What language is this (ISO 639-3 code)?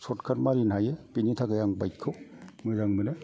brx